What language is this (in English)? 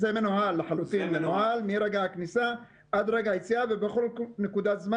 Hebrew